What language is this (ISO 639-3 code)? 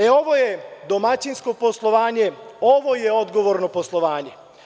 srp